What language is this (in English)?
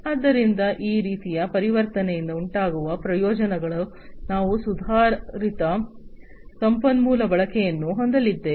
Kannada